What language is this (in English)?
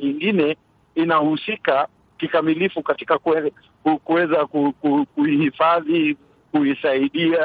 Swahili